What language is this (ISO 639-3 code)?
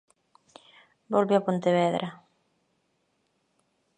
glg